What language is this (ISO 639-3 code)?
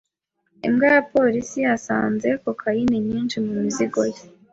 kin